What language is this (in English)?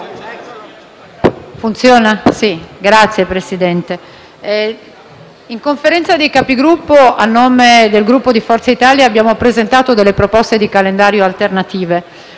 Italian